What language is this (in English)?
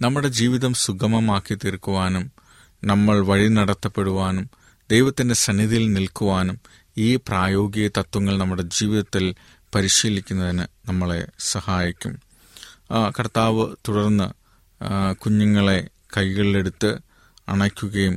Malayalam